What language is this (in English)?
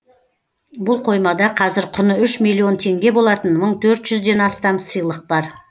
Kazakh